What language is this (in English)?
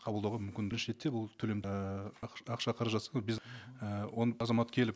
Kazakh